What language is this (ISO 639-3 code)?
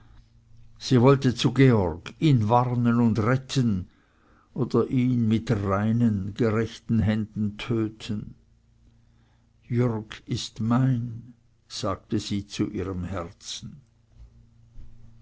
deu